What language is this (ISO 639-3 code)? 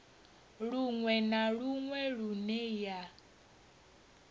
ven